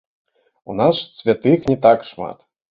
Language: Belarusian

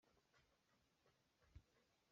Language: Hakha Chin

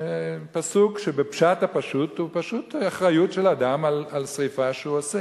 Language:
Hebrew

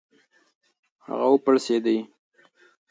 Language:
Pashto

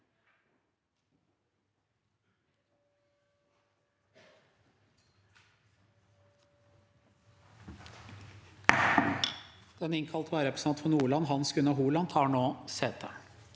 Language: Norwegian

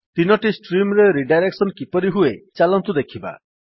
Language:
Odia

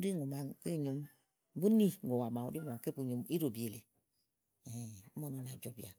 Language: Igo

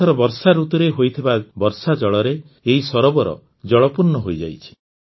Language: Odia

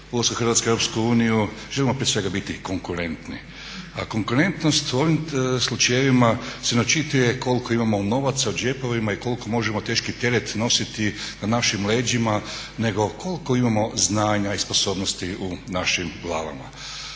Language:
Croatian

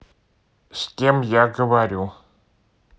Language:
Russian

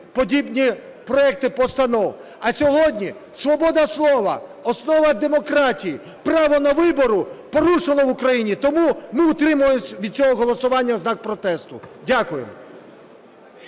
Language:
Ukrainian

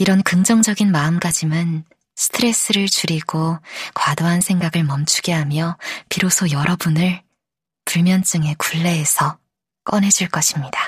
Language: Korean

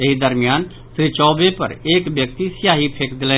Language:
Maithili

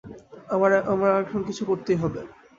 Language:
Bangla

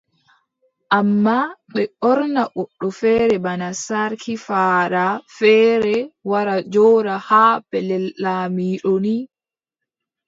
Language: Adamawa Fulfulde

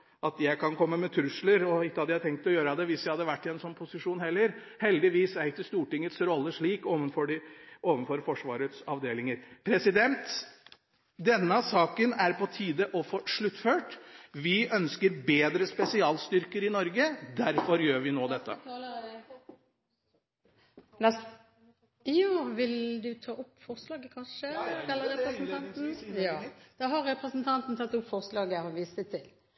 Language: Norwegian Bokmål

